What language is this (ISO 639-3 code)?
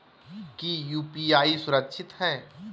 mag